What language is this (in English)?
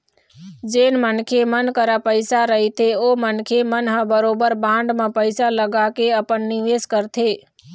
Chhattisgarhi